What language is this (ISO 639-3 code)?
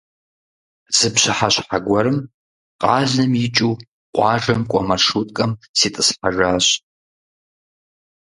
kbd